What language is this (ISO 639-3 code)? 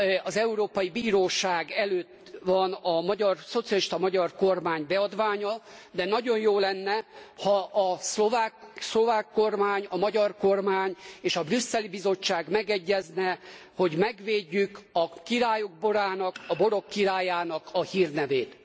hun